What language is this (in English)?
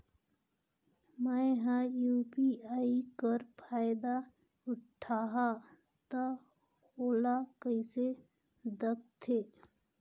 Chhattisgarhi